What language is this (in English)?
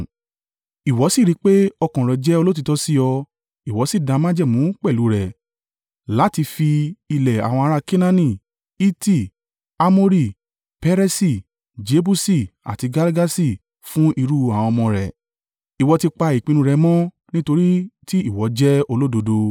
Yoruba